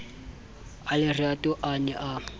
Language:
Southern Sotho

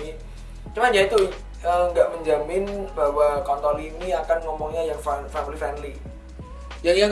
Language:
Indonesian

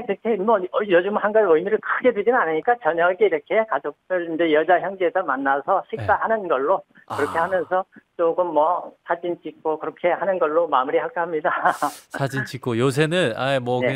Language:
Korean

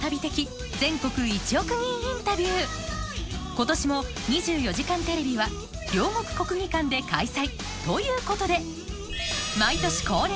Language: Japanese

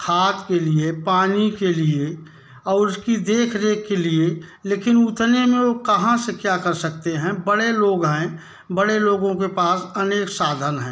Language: Hindi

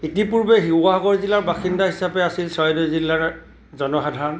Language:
Assamese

